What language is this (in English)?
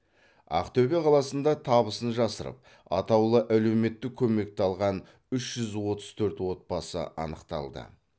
Kazakh